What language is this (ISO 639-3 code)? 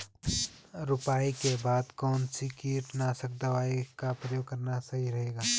hin